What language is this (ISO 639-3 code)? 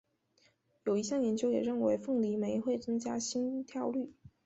zho